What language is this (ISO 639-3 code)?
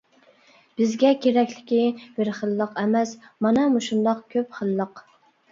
uig